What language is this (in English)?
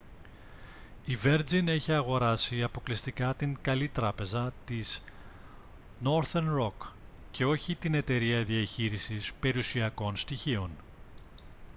Greek